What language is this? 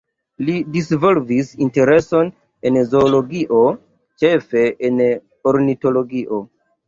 Esperanto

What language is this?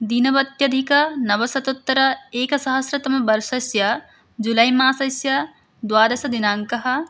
Sanskrit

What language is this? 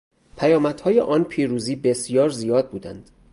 Persian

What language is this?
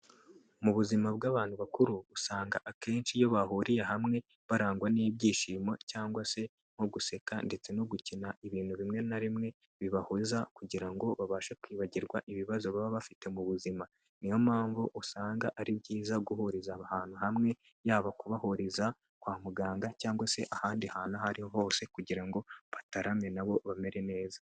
Kinyarwanda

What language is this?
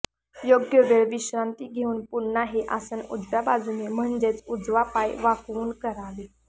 Marathi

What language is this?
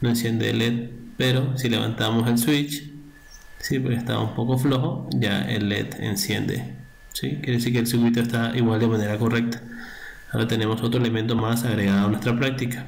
Spanish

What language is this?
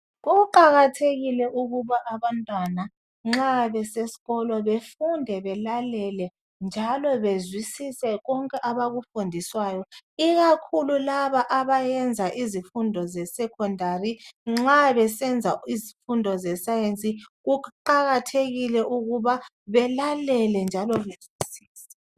North Ndebele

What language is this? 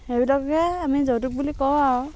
Assamese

